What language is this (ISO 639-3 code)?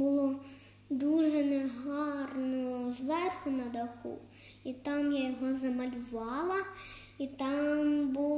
ukr